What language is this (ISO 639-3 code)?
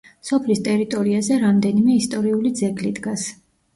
kat